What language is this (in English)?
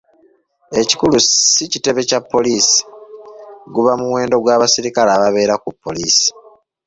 Ganda